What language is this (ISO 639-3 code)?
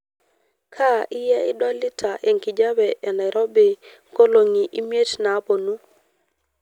mas